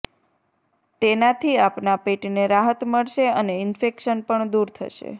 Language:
Gujarati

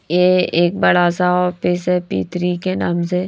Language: Hindi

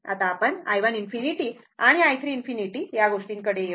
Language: Marathi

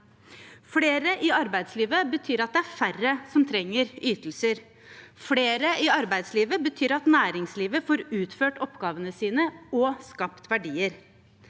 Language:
Norwegian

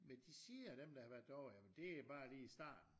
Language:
Danish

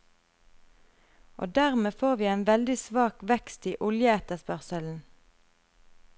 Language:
Norwegian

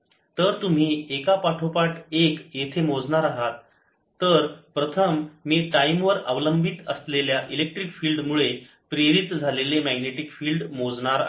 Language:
Marathi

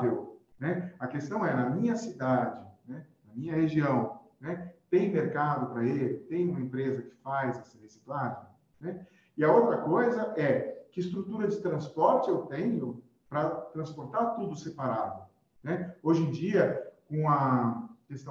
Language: Portuguese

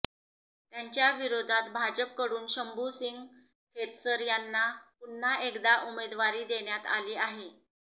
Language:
Marathi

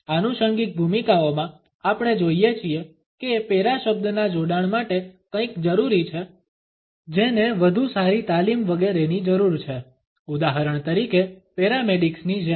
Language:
Gujarati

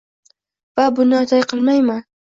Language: Uzbek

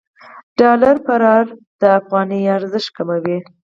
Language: Pashto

